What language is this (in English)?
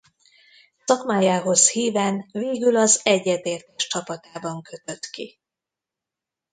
Hungarian